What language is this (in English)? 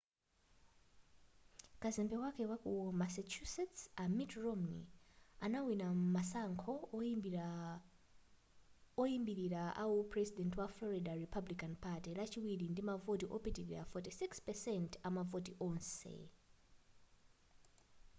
Nyanja